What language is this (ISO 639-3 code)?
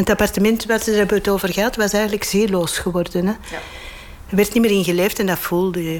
nld